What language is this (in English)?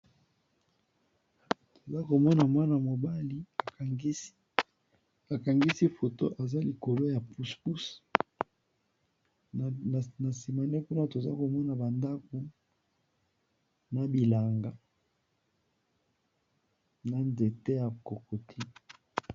Lingala